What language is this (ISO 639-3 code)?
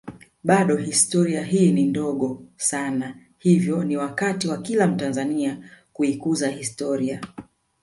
swa